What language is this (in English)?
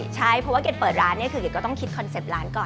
Thai